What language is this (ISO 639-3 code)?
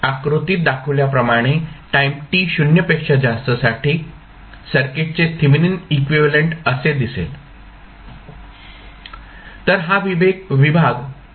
mar